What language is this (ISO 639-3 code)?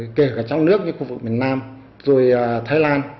vie